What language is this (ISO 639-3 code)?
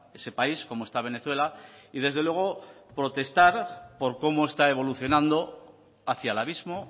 spa